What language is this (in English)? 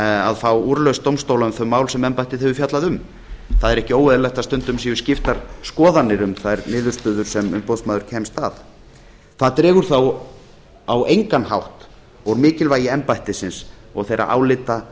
Icelandic